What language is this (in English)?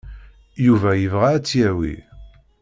Kabyle